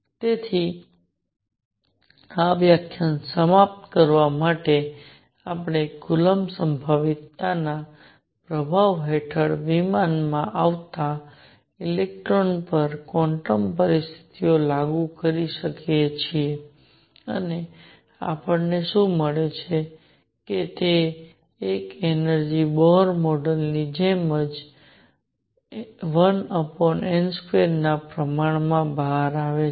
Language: Gujarati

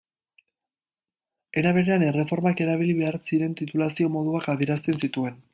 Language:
Basque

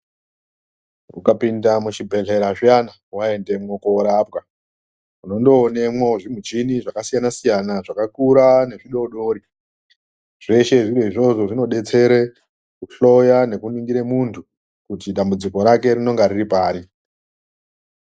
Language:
Ndau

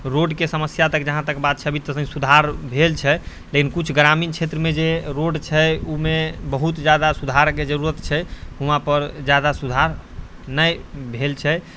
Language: Maithili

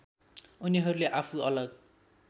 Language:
Nepali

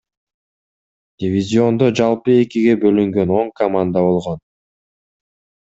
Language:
Kyrgyz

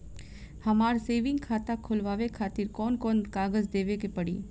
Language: Bhojpuri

